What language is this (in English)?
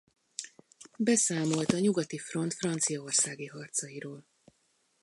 Hungarian